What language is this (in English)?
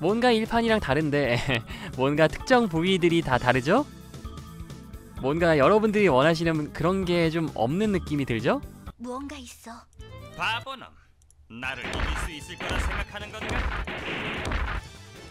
Korean